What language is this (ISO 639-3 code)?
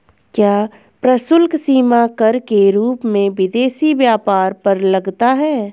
hin